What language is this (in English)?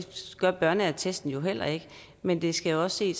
Danish